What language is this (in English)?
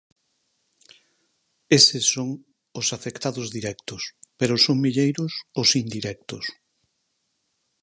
Galician